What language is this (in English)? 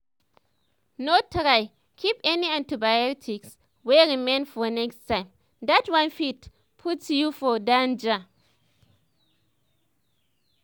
Nigerian Pidgin